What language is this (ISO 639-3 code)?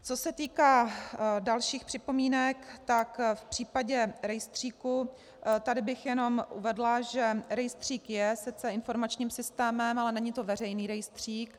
ces